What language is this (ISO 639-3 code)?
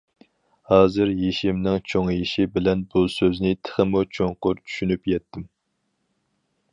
uig